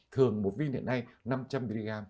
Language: Vietnamese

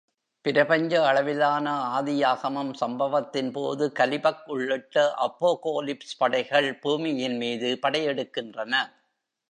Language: Tamil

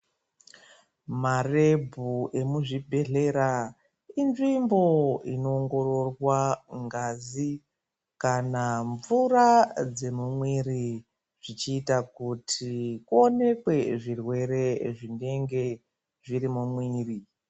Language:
Ndau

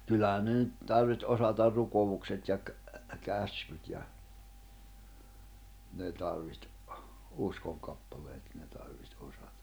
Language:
Finnish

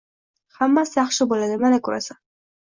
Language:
Uzbek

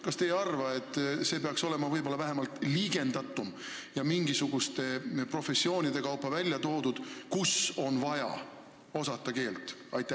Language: Estonian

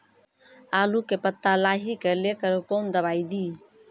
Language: Maithili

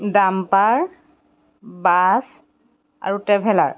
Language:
Assamese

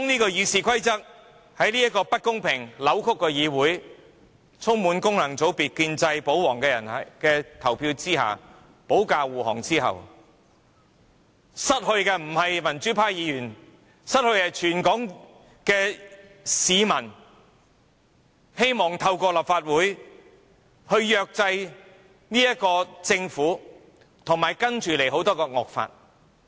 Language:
Cantonese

